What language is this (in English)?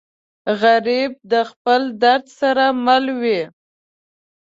Pashto